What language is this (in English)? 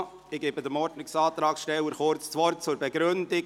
Swiss German